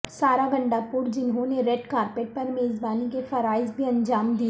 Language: Urdu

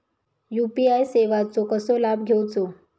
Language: Marathi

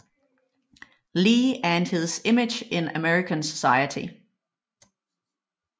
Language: Danish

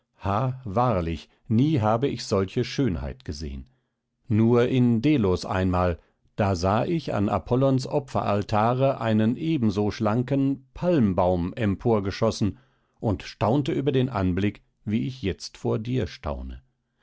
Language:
German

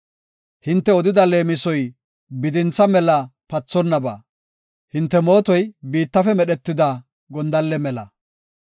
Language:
Gofa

